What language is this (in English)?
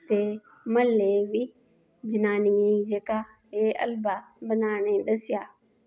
Dogri